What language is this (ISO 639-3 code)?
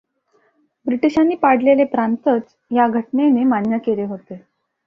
mar